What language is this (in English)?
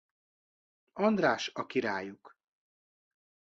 Hungarian